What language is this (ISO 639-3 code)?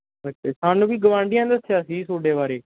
pan